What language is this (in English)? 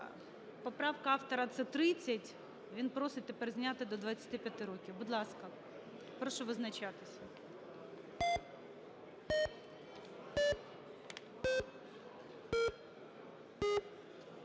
Ukrainian